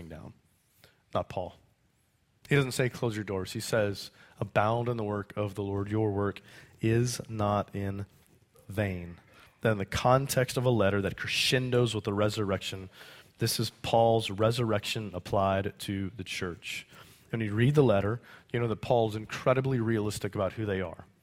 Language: English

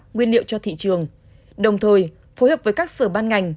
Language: Vietnamese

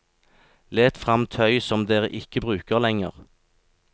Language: Norwegian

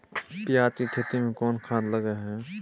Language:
Maithili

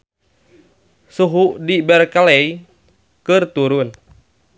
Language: Sundanese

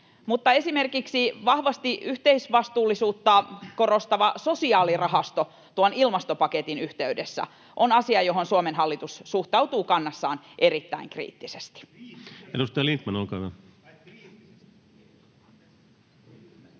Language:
Finnish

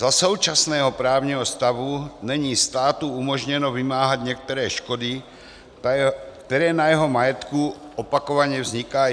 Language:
Czech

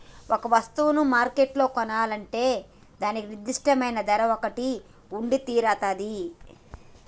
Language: Telugu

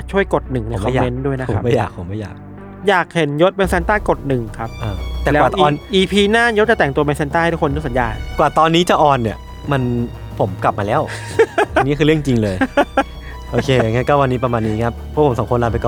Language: Thai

